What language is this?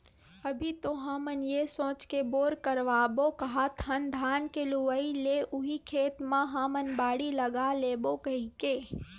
Chhattisgarhi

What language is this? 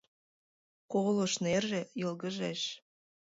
Mari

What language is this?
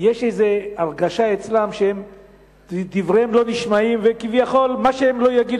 Hebrew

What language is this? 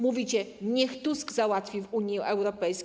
Polish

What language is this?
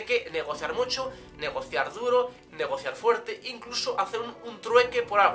Spanish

